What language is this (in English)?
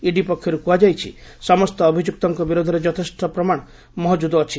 Odia